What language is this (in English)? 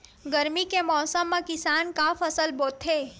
Chhattisgarhi